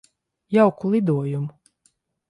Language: Latvian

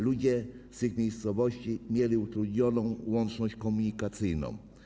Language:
Polish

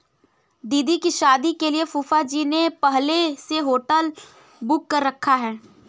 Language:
Hindi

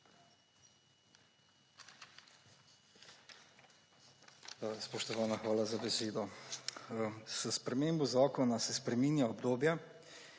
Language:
Slovenian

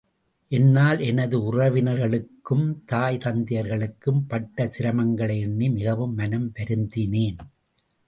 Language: Tamil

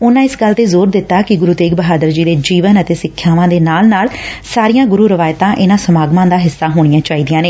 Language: Punjabi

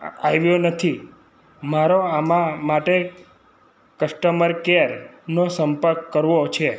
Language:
Gujarati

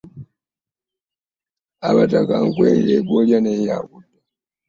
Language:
Ganda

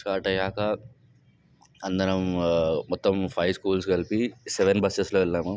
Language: Telugu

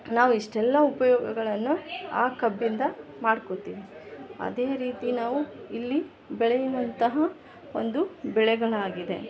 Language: Kannada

